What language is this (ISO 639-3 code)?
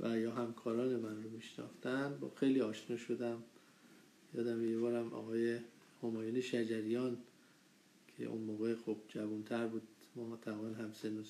fas